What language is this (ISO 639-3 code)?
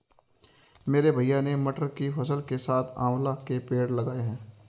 hin